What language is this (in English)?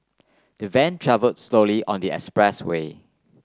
English